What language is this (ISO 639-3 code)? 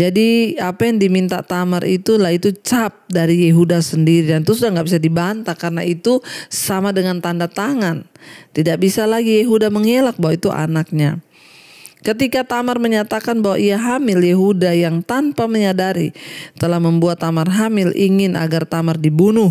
ind